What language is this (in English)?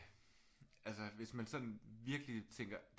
Danish